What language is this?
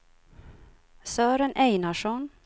Swedish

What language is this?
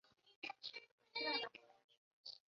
Chinese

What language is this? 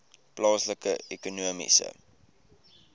Afrikaans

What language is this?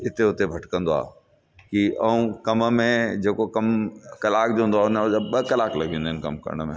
Sindhi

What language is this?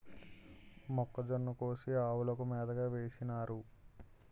Telugu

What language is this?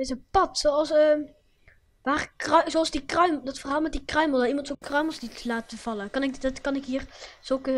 Dutch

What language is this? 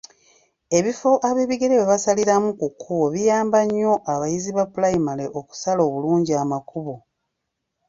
Ganda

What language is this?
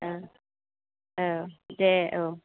Bodo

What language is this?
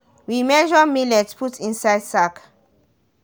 Nigerian Pidgin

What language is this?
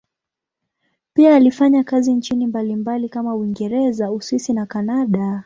Swahili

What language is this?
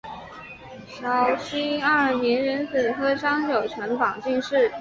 Chinese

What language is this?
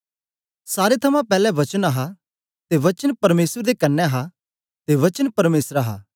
Dogri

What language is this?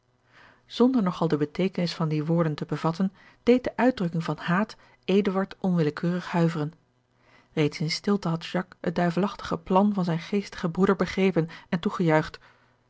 Dutch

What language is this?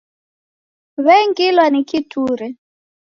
Taita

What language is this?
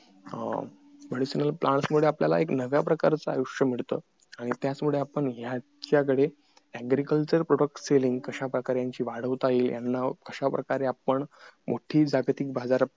Marathi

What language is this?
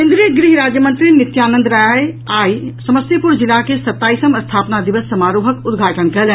Maithili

